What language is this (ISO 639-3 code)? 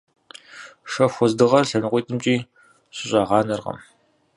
kbd